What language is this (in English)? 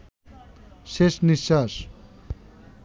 Bangla